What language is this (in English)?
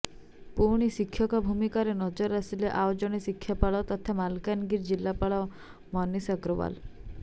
Odia